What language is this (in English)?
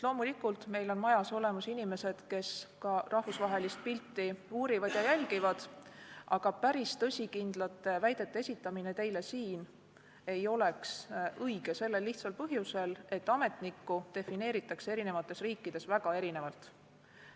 Estonian